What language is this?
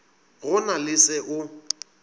Northern Sotho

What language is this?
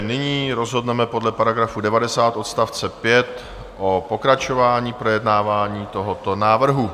Czech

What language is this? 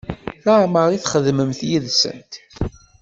Kabyle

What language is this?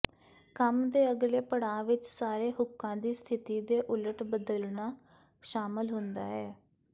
Punjabi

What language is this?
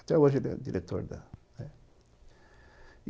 Portuguese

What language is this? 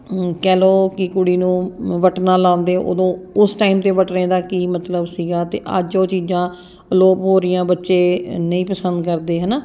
Punjabi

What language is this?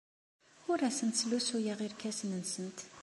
Kabyle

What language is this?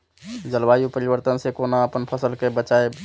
Maithili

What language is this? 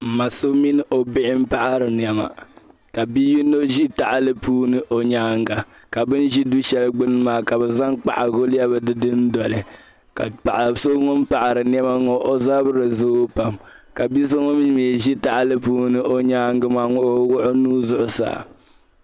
Dagbani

